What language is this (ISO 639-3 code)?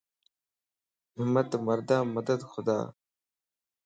lss